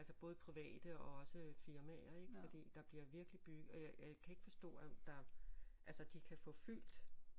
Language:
Danish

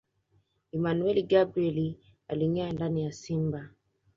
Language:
Swahili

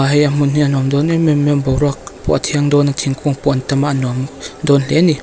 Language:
Mizo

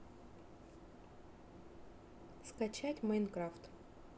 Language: Russian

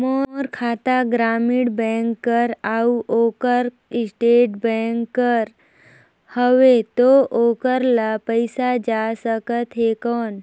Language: Chhattisgarhi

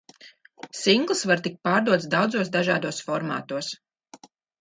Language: Latvian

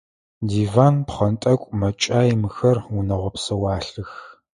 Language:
Adyghe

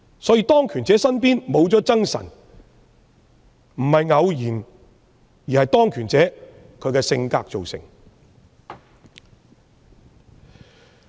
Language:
Cantonese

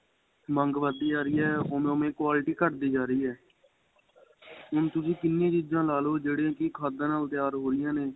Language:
Punjabi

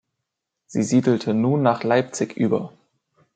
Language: German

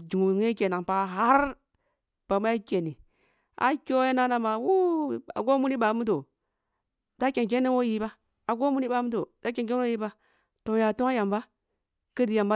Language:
Kulung (Nigeria)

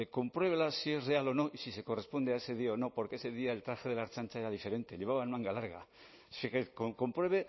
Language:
Spanish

